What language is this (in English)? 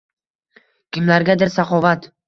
Uzbek